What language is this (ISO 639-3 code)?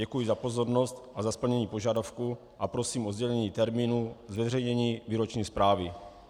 ces